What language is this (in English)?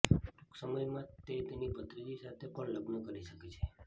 Gujarati